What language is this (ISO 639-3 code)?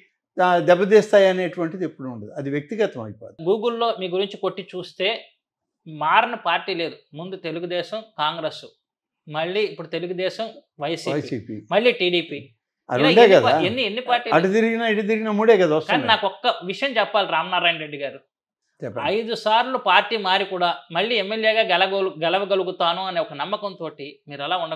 tel